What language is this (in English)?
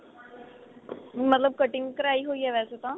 Punjabi